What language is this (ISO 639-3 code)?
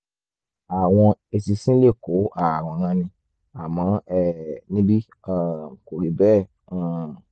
yor